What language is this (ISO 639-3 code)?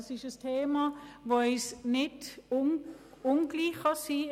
gsw